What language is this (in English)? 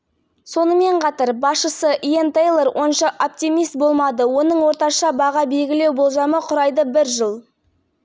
Kazakh